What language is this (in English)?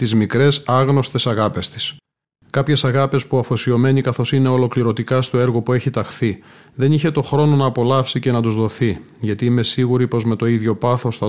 Greek